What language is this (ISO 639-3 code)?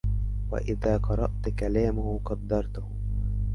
ara